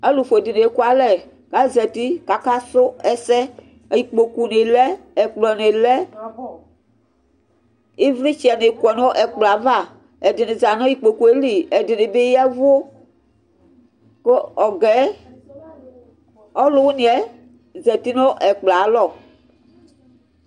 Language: Ikposo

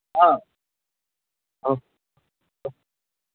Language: Sanskrit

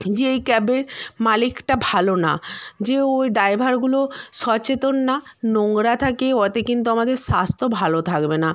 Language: Bangla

